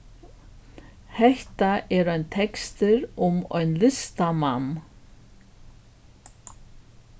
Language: Faroese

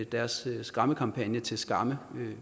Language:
Danish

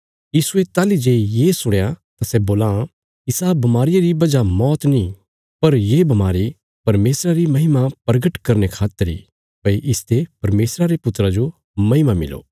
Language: Bilaspuri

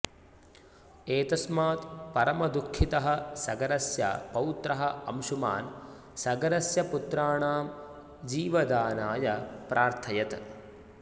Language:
Sanskrit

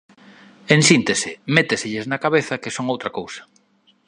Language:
Galician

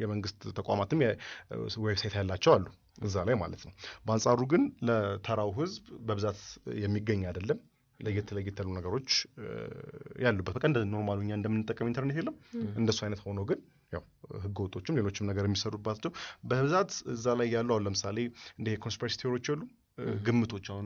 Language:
Arabic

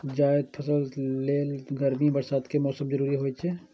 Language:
Maithili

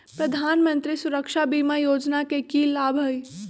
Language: Magahi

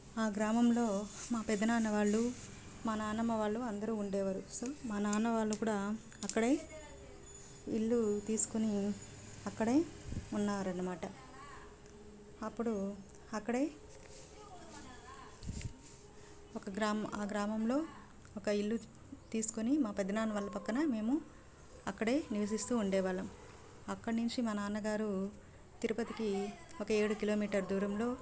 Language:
Telugu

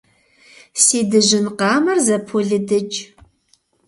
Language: Kabardian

